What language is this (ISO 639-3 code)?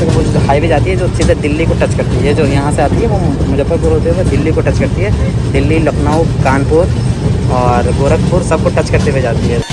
hin